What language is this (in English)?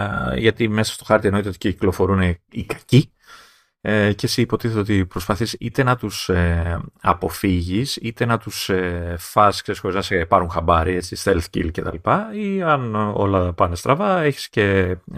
Greek